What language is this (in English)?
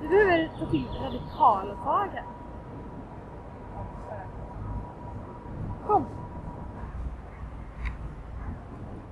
Swedish